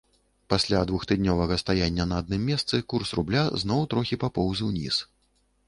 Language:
Belarusian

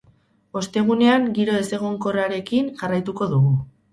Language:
Basque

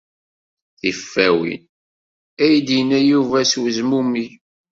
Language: Kabyle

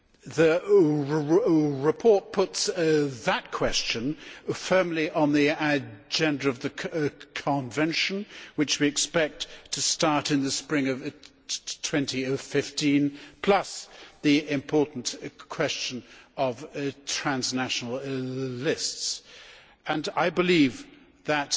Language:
English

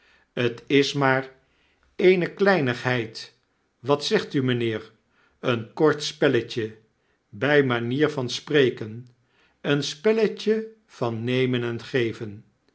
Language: Dutch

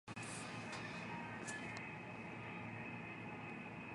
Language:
Japanese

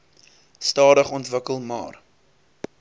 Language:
Afrikaans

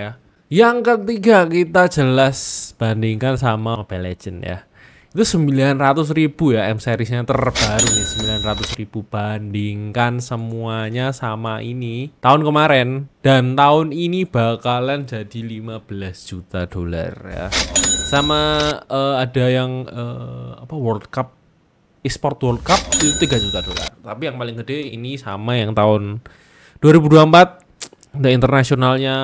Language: Indonesian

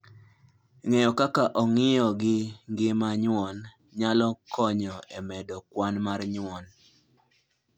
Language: Luo (Kenya and Tanzania)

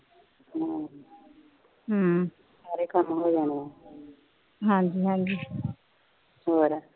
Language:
Punjabi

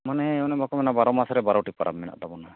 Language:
Santali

